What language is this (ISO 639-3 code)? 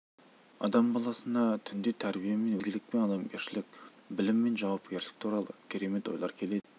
kaz